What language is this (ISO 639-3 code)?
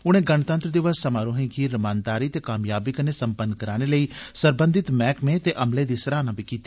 doi